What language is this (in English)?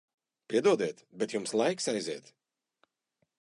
Latvian